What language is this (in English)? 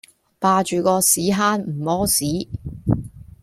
Cantonese